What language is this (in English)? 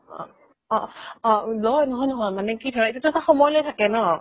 Assamese